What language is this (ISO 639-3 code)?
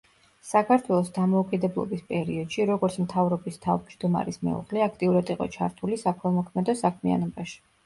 kat